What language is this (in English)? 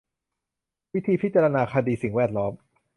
Thai